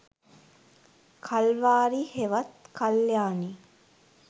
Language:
Sinhala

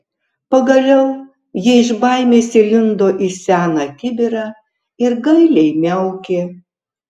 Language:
Lithuanian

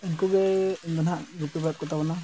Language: Santali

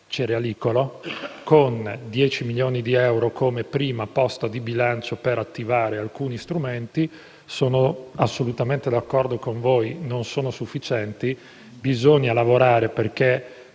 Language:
Italian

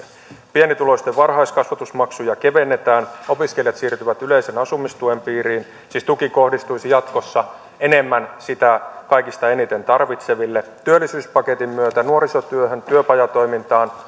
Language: Finnish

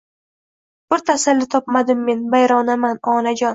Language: Uzbek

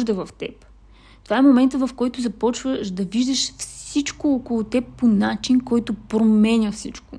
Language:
Bulgarian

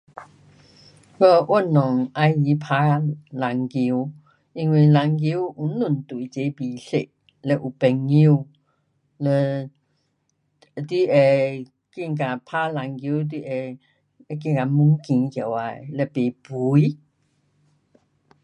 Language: Pu-Xian Chinese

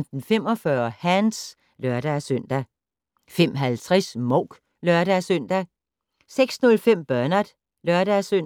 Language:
Danish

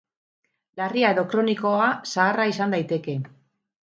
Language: Basque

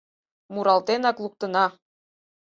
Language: Mari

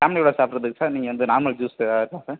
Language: Tamil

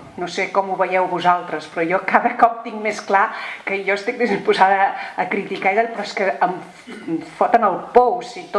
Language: Spanish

